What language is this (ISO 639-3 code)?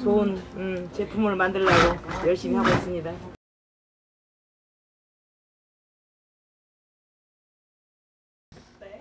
kor